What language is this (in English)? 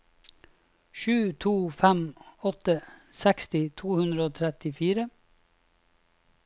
Norwegian